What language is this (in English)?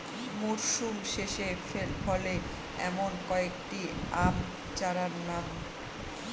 Bangla